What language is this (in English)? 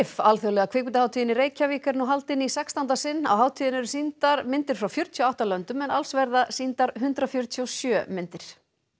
Icelandic